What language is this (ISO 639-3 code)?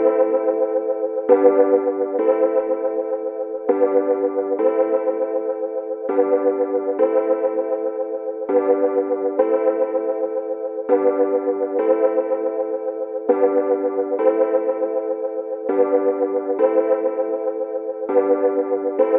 eng